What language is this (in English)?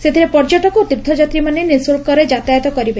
Odia